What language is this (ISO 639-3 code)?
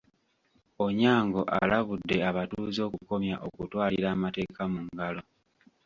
lug